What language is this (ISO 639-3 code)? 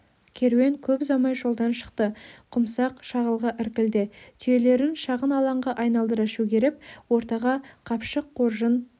kaz